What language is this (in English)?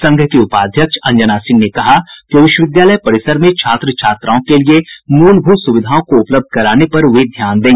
Hindi